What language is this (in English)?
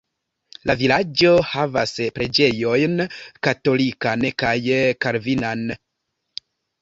Esperanto